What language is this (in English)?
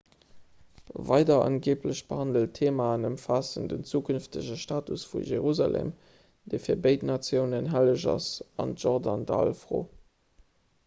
Luxembourgish